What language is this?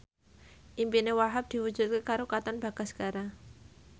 Javanese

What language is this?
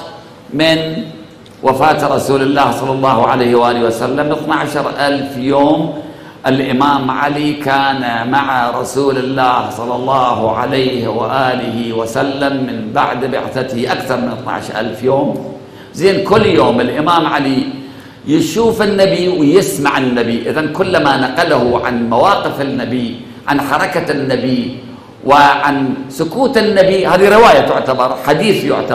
Arabic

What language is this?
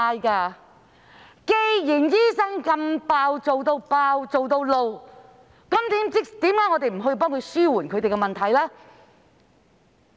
Cantonese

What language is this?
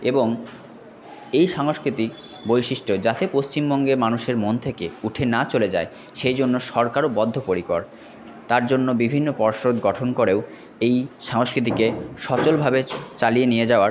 Bangla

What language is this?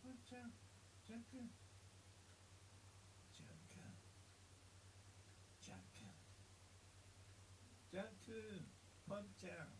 Japanese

